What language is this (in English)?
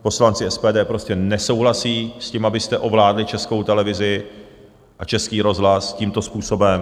Czech